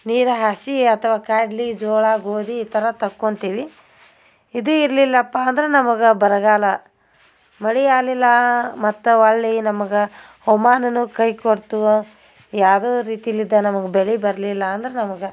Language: Kannada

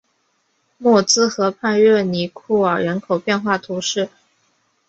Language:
Chinese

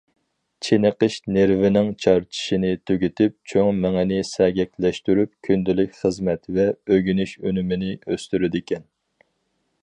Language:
Uyghur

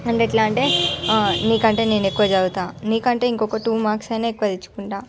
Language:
Telugu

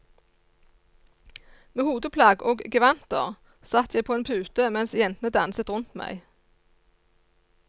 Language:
Norwegian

